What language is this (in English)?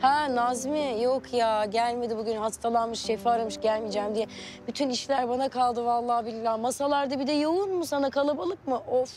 Turkish